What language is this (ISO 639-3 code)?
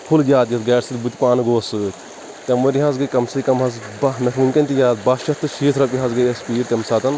kas